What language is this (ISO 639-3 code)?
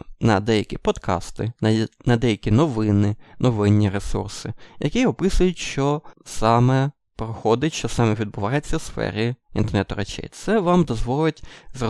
ukr